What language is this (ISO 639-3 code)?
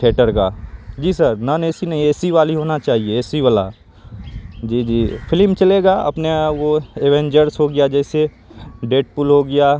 urd